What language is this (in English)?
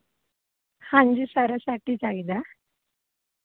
Punjabi